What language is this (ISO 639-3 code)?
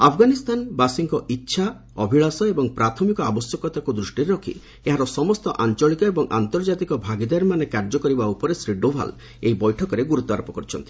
ori